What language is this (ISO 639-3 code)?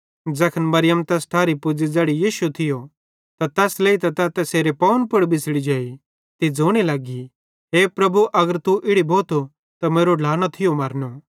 bhd